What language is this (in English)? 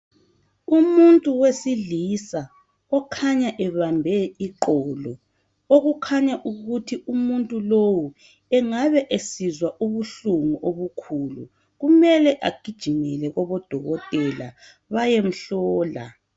North Ndebele